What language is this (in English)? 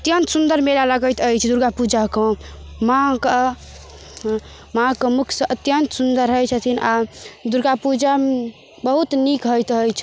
Maithili